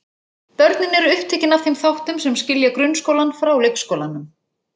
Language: Icelandic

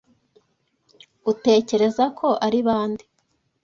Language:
Kinyarwanda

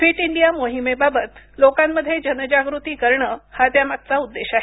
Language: Marathi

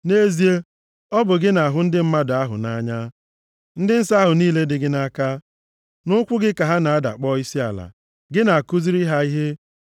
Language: Igbo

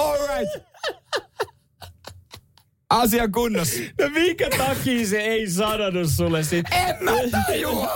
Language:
Finnish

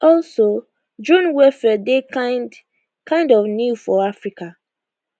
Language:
Nigerian Pidgin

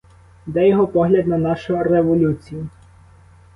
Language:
Ukrainian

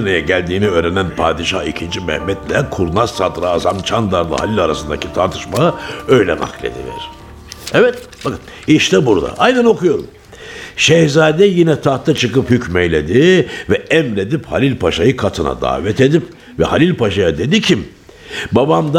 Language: Turkish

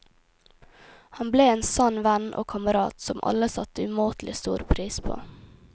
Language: Norwegian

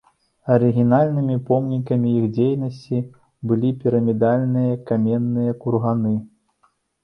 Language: Belarusian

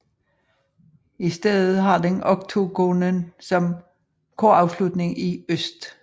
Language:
Danish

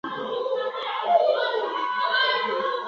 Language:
Swahili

